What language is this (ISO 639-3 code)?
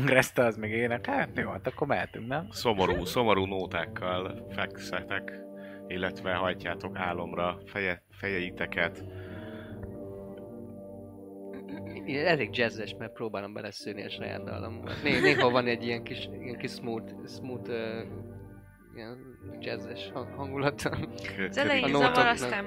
hun